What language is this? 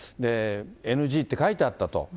Japanese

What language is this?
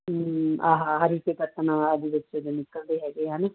Punjabi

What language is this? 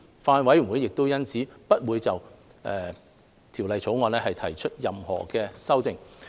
Cantonese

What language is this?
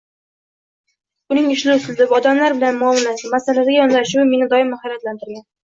Uzbek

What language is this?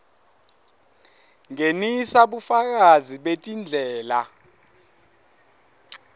Swati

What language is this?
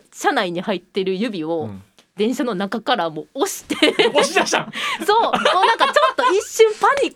Japanese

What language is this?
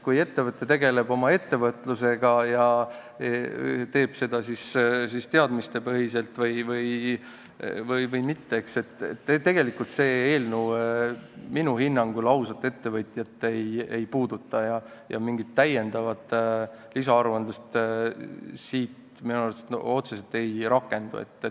Estonian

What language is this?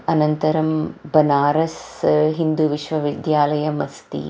Sanskrit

